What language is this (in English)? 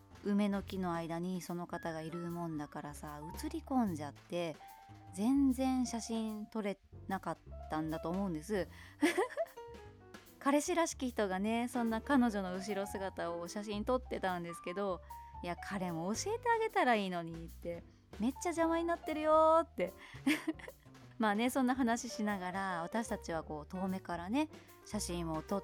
Japanese